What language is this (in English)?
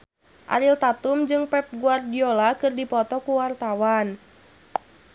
Sundanese